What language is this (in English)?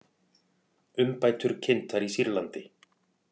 Icelandic